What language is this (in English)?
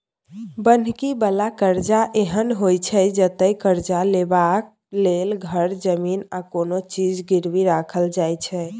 Maithili